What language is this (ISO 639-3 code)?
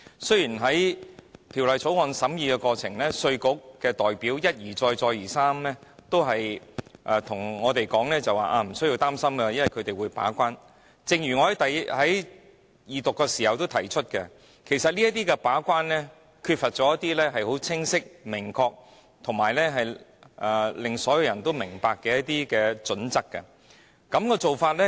yue